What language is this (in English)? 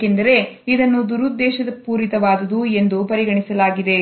Kannada